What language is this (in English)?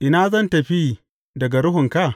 Hausa